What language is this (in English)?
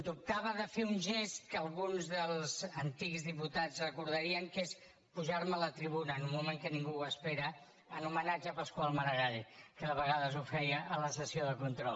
Catalan